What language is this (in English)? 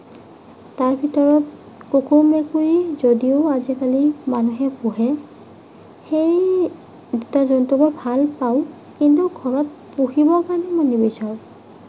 Assamese